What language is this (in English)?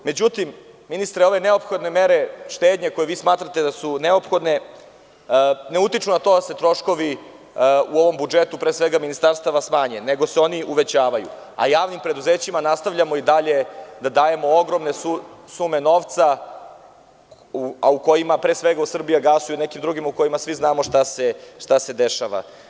Serbian